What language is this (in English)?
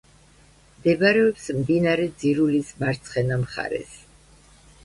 Georgian